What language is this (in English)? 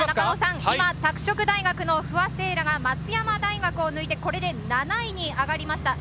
Japanese